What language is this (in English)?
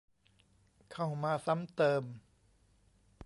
Thai